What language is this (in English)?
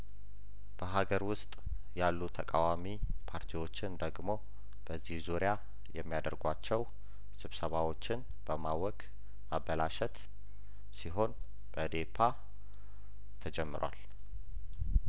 Amharic